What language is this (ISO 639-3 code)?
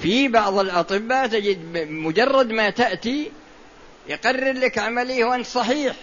ara